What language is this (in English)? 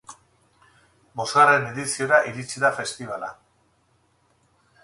Basque